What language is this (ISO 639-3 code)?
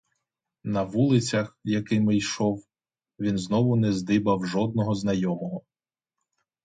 ukr